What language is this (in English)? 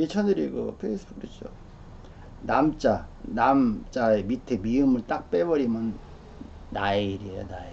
Korean